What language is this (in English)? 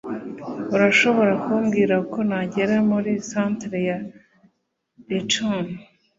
Kinyarwanda